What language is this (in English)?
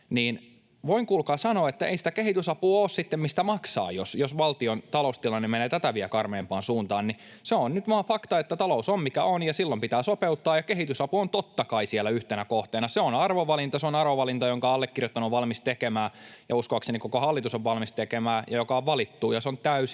Finnish